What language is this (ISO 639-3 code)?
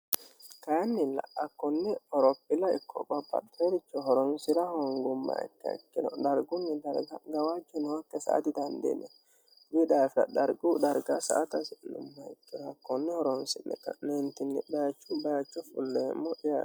sid